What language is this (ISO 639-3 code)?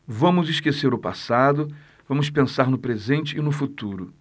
por